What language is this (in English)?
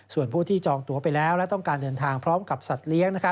Thai